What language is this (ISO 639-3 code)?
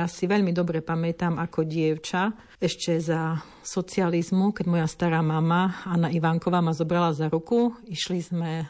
slk